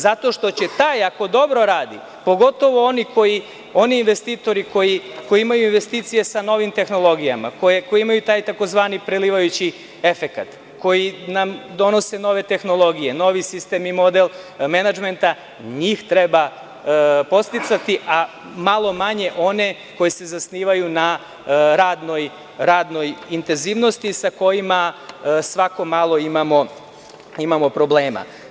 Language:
Serbian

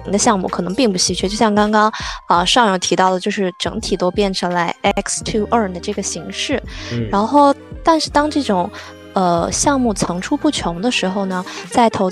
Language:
Chinese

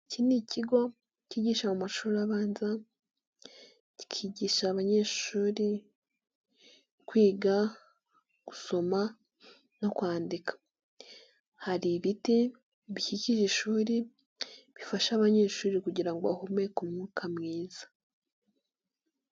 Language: Kinyarwanda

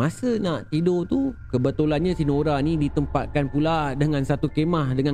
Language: Malay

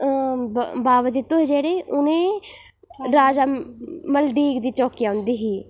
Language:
Dogri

